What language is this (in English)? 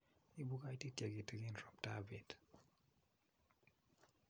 Kalenjin